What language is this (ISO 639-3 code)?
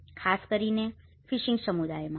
guj